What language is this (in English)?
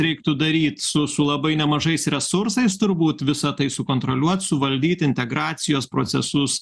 Lithuanian